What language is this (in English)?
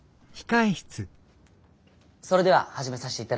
Japanese